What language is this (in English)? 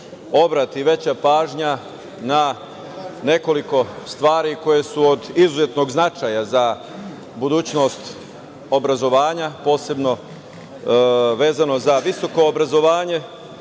Serbian